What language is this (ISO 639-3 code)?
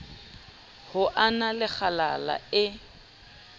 sot